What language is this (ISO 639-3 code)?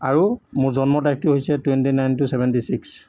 asm